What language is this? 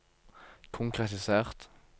Norwegian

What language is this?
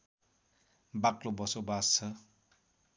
Nepali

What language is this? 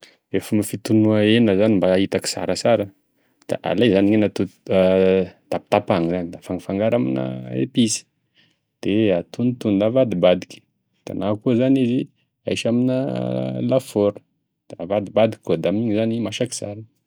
Tesaka Malagasy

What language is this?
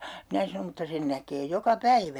Finnish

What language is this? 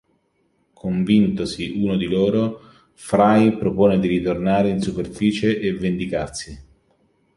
Italian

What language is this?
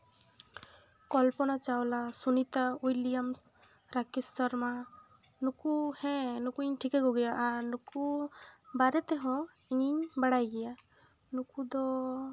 Santali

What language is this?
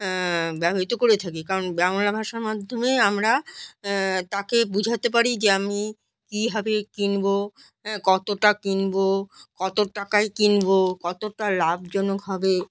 Bangla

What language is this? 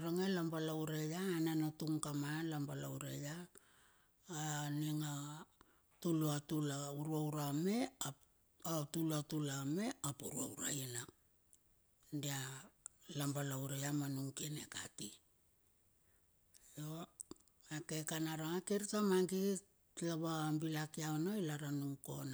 Bilur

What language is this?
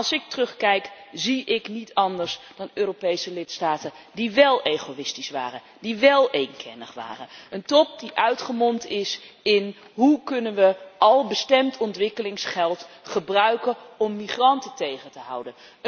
Dutch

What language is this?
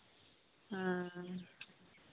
Santali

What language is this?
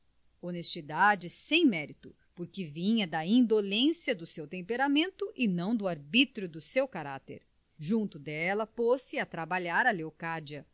Portuguese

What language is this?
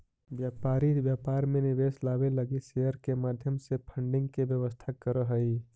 Magahi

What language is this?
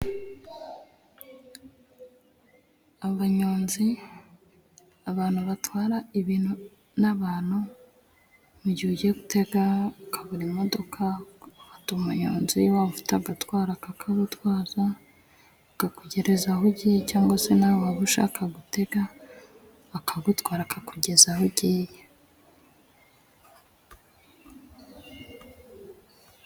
Kinyarwanda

